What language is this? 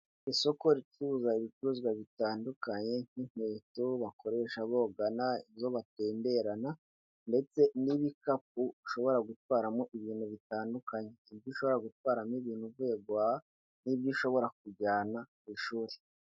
Kinyarwanda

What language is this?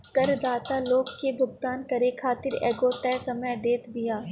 Bhojpuri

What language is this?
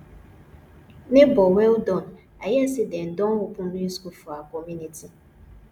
Nigerian Pidgin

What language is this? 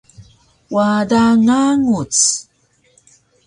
Taroko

